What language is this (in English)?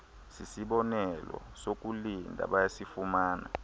Xhosa